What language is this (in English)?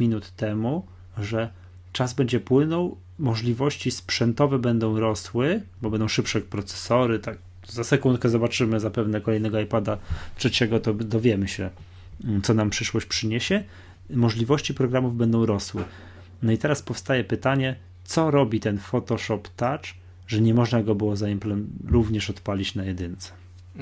Polish